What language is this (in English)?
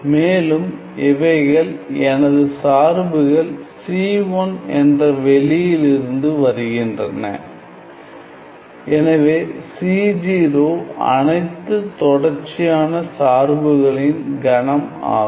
Tamil